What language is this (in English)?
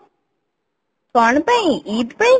Odia